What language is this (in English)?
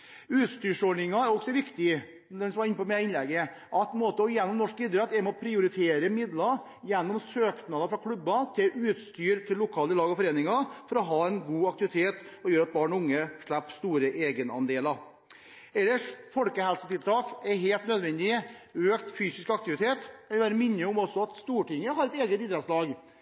Norwegian Bokmål